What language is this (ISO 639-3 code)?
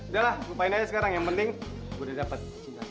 ind